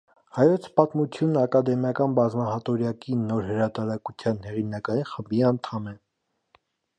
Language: Armenian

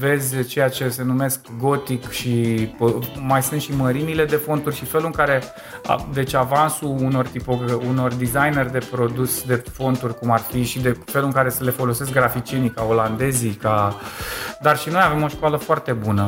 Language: Romanian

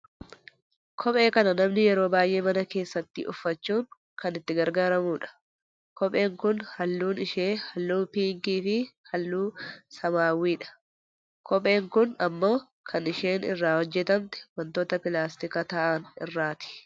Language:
Oromo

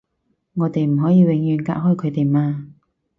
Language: Cantonese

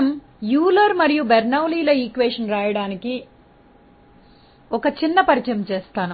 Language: Telugu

